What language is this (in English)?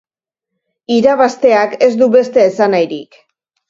Basque